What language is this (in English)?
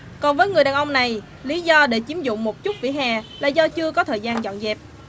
Vietnamese